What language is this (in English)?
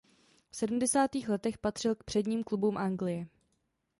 Czech